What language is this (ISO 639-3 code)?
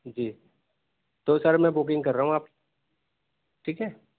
urd